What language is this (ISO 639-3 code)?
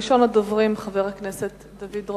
heb